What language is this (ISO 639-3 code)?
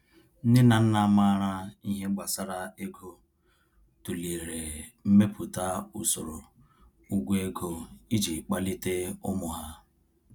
ibo